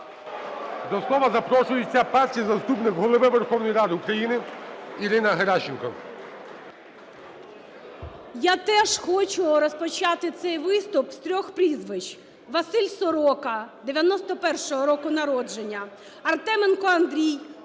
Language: Ukrainian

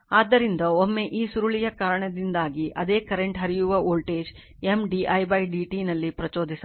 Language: Kannada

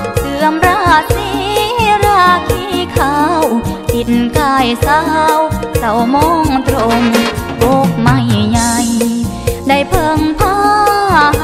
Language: Thai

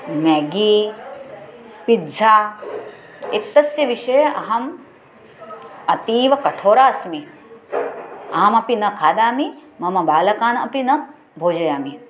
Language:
Sanskrit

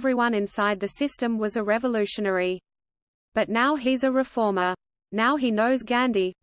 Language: English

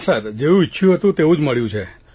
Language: Gujarati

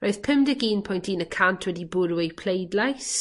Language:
Welsh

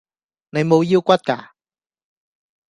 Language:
Cantonese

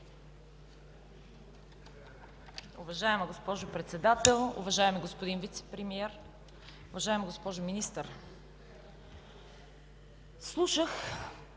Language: Bulgarian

